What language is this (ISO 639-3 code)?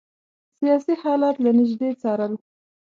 pus